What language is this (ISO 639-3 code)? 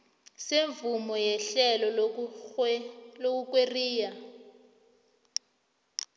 nbl